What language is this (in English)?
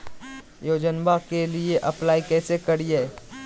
Magahi